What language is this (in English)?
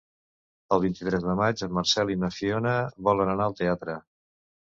Catalan